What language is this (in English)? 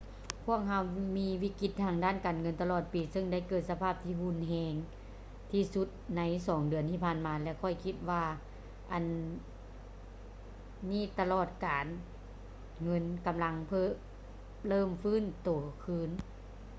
Lao